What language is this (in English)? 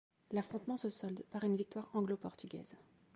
French